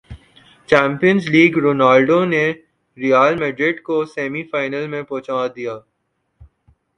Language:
Urdu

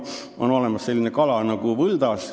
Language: Estonian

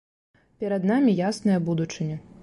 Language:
Belarusian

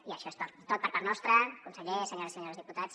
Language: Catalan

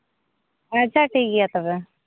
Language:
Santali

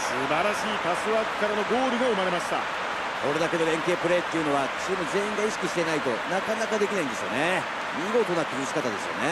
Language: Japanese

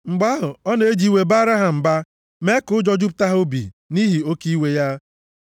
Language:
Igbo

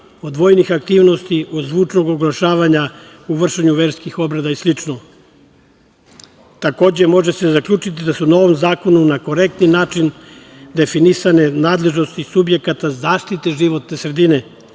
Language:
Serbian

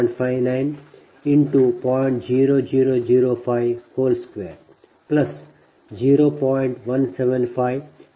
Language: Kannada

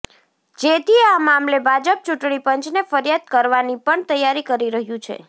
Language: Gujarati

